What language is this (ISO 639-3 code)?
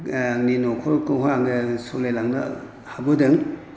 brx